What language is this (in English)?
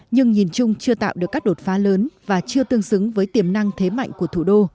Vietnamese